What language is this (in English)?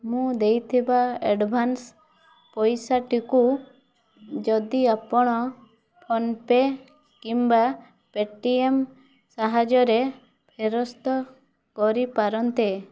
Odia